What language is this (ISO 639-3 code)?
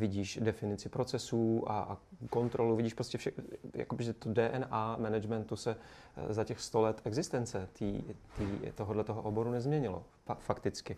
ces